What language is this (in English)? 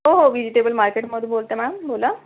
Marathi